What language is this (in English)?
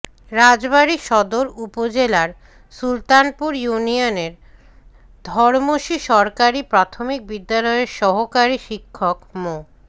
Bangla